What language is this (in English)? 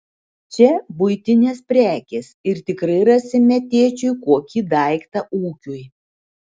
Lithuanian